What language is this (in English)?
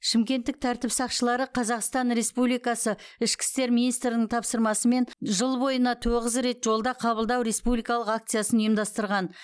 Kazakh